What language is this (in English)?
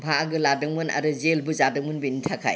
Bodo